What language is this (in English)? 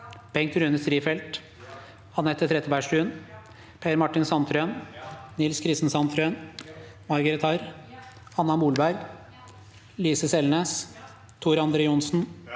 Norwegian